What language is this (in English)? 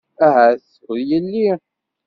Kabyle